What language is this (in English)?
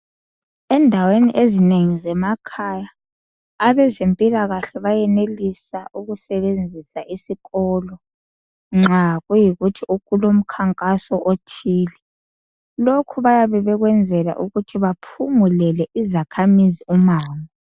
North Ndebele